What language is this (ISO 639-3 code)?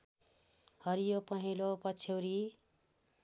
nep